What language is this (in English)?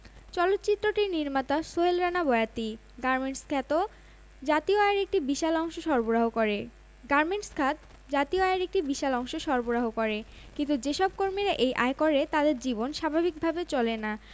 Bangla